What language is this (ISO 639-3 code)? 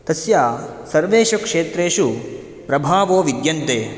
san